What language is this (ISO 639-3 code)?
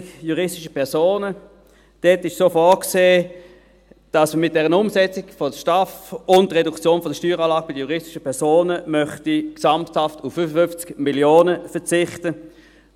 gsw